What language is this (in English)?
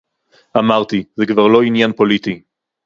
Hebrew